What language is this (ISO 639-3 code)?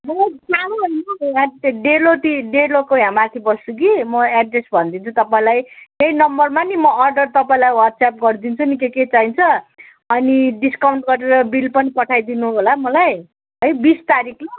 nep